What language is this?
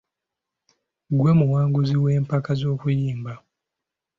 Ganda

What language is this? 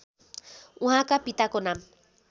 Nepali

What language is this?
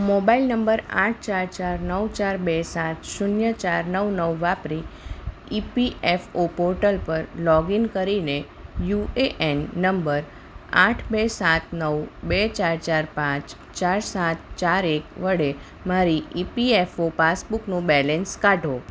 Gujarati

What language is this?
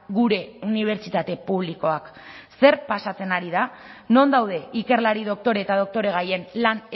Basque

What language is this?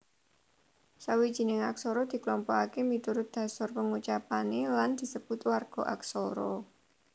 Javanese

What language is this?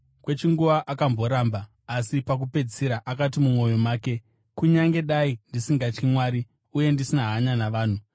Shona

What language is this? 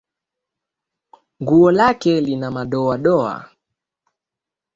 Swahili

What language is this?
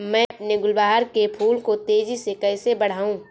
Hindi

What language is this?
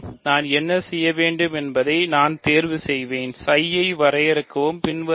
Tamil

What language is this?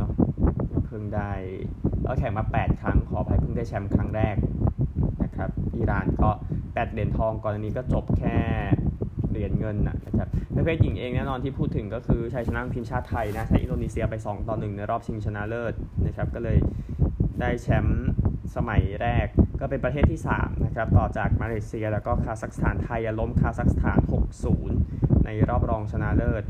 Thai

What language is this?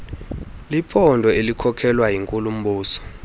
Xhosa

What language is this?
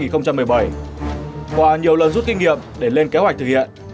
Vietnamese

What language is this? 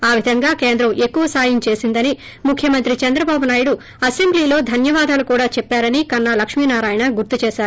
Telugu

